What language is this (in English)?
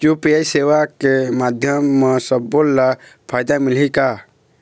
Chhattisgarhi